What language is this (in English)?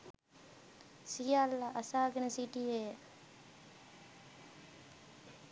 Sinhala